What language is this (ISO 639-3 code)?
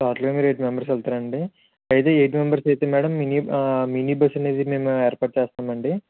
tel